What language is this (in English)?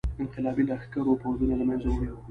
Pashto